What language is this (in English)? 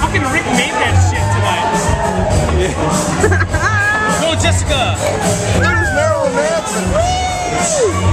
English